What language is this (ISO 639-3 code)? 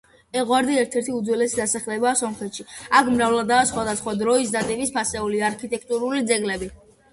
kat